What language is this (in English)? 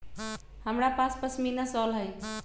Magahi